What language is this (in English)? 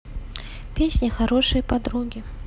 Russian